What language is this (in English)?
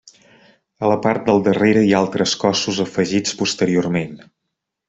Catalan